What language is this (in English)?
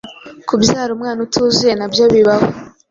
Kinyarwanda